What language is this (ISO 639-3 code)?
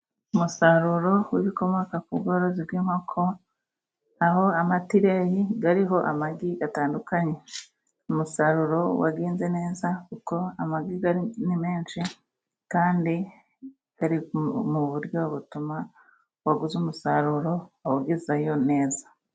kin